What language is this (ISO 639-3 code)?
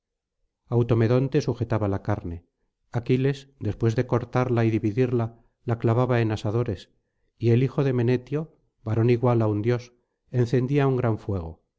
spa